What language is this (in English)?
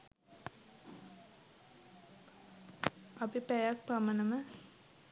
Sinhala